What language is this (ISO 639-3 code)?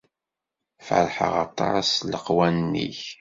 kab